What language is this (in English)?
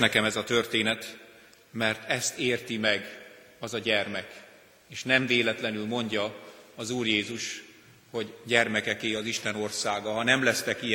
Hungarian